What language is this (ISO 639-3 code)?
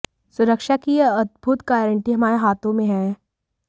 hin